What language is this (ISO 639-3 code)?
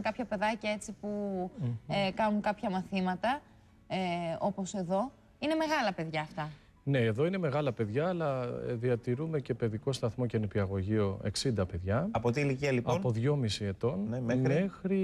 ell